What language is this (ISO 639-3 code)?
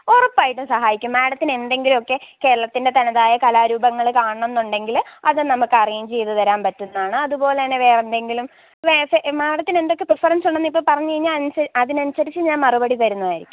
mal